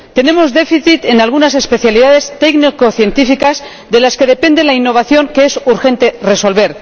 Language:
Spanish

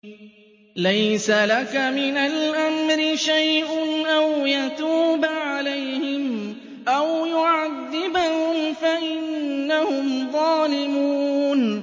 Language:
Arabic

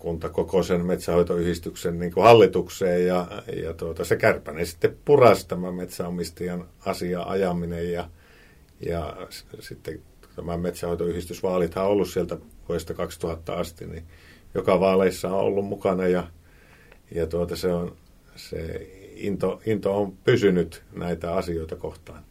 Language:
Finnish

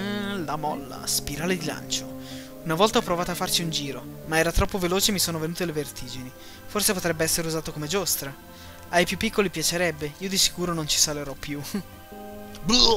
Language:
Italian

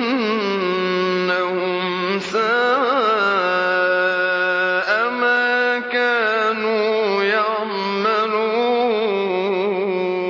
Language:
Arabic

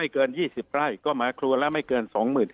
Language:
Thai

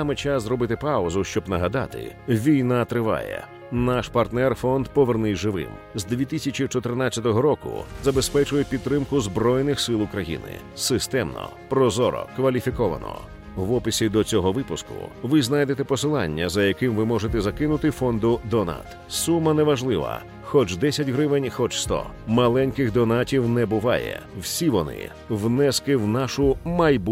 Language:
Ukrainian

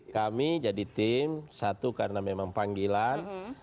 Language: Indonesian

